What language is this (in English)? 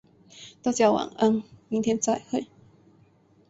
Chinese